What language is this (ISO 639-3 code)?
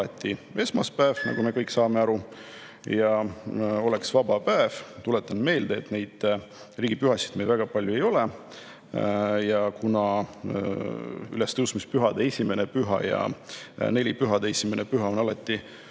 est